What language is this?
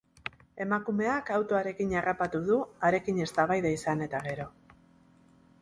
Basque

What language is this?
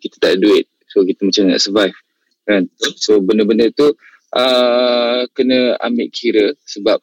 Malay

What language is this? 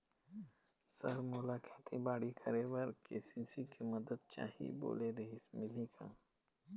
Chhattisgarhi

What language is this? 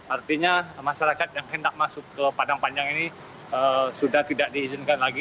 Indonesian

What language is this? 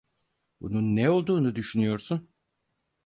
Turkish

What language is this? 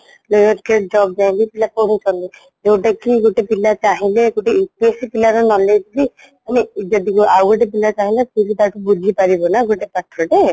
Odia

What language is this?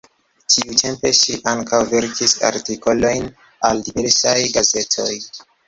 Esperanto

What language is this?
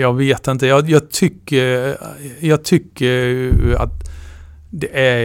Swedish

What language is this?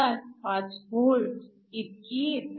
Marathi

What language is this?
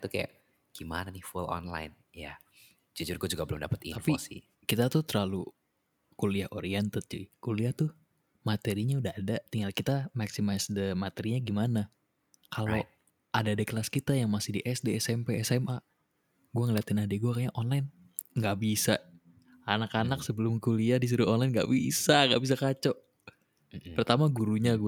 Indonesian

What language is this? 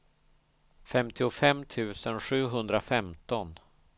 Swedish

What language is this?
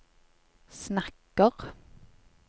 Norwegian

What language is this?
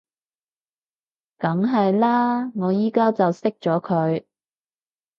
Cantonese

